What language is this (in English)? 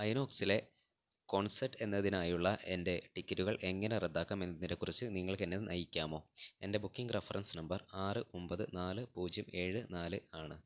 Malayalam